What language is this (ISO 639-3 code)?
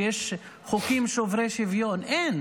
heb